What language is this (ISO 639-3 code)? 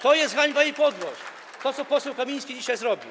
pol